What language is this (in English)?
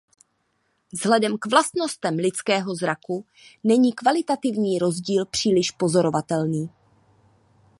Czech